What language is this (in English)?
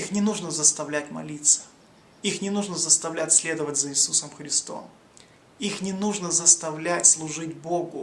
Russian